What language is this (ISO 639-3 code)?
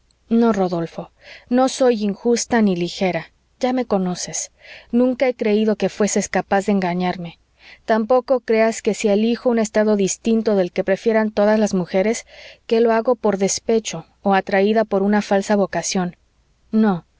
spa